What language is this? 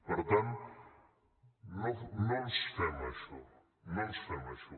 Catalan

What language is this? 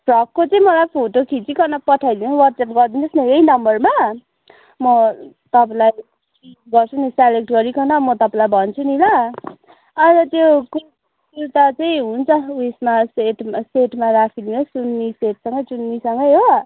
Nepali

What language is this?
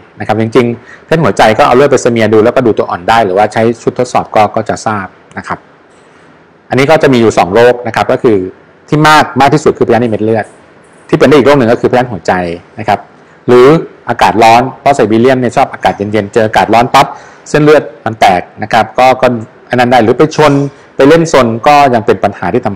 Thai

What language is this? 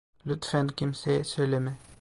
Turkish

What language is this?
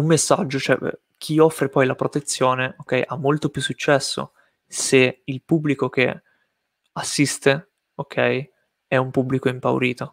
Italian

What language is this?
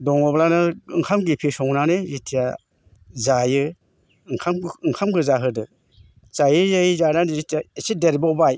Bodo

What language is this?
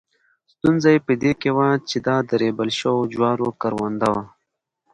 Pashto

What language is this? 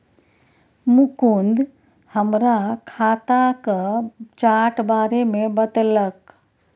Maithili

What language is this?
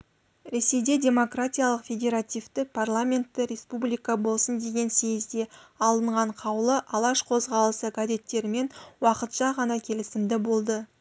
Kazakh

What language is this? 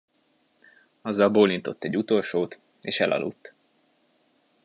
Hungarian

